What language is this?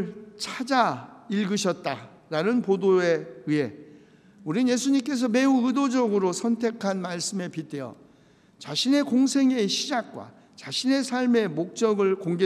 Korean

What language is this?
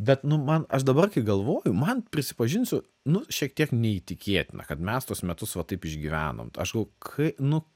Lithuanian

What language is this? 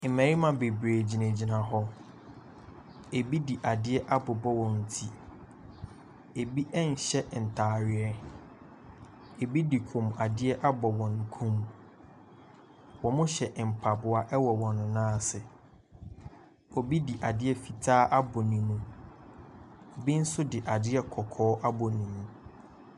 Akan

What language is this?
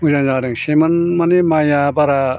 Bodo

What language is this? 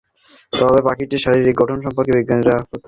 Bangla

